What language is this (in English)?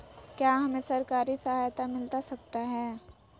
Magahi